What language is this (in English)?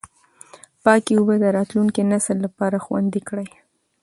Pashto